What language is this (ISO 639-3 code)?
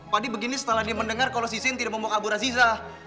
ind